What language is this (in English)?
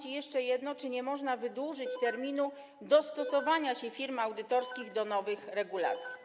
Polish